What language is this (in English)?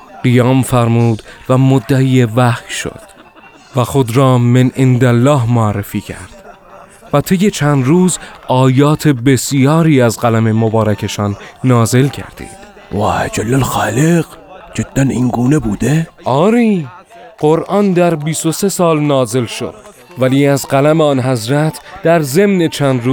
Persian